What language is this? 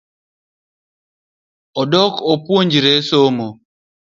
Luo (Kenya and Tanzania)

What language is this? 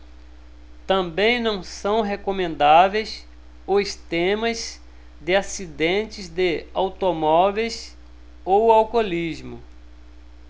Portuguese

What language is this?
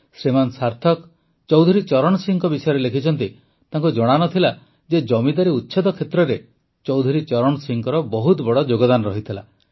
Odia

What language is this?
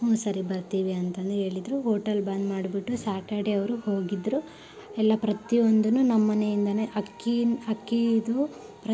Kannada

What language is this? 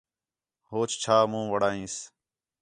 Khetrani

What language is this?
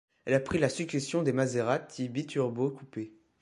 French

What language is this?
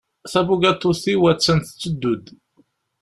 Kabyle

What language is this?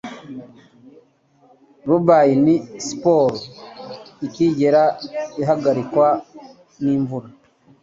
Kinyarwanda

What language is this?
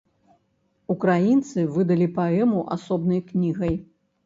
Belarusian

